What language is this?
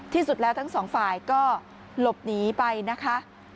Thai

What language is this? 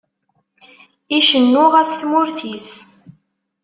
Kabyle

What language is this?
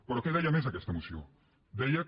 Catalan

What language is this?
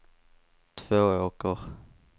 Swedish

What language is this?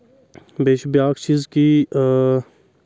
Kashmiri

